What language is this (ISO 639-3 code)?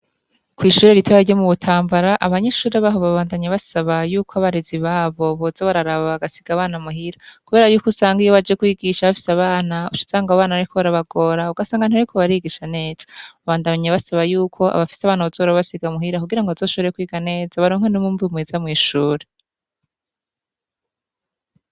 run